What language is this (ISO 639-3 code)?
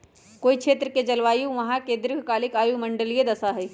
mag